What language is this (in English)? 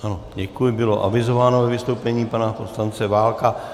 Czech